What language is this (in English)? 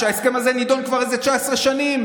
Hebrew